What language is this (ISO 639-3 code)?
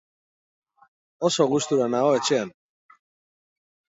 eus